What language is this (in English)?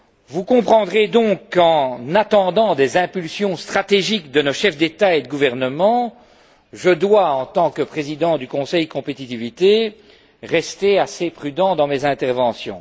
French